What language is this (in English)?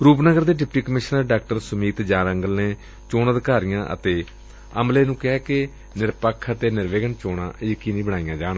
Punjabi